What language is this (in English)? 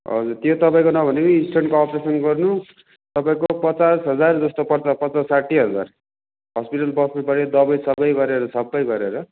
Nepali